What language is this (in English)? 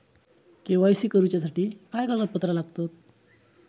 Marathi